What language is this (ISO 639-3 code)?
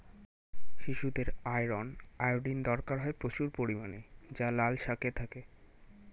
ben